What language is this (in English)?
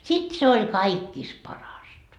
Finnish